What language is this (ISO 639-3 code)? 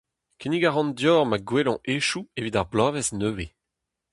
bre